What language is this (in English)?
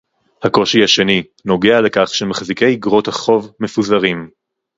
Hebrew